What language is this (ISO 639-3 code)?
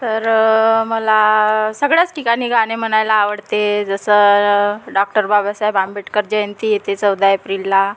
mar